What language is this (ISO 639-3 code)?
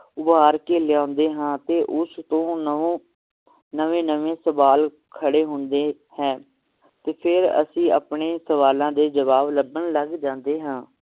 pan